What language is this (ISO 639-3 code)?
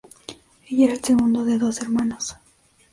spa